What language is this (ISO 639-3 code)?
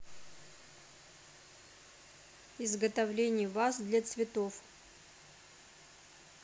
rus